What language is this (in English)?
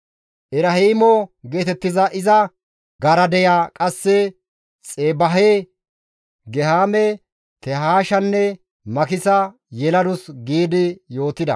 Gamo